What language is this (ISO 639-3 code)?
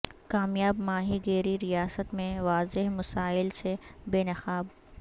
urd